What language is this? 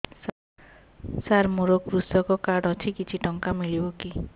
Odia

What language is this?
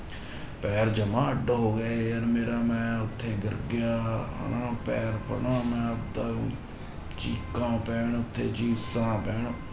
Punjabi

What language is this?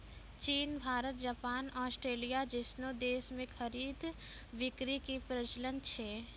Maithili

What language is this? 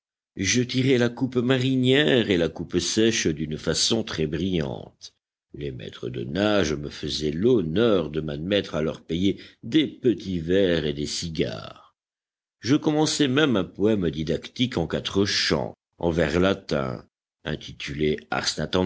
French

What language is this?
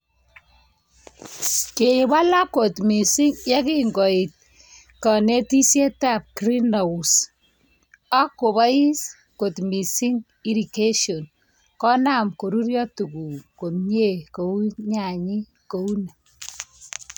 Kalenjin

